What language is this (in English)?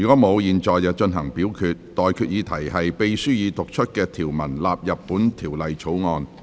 Cantonese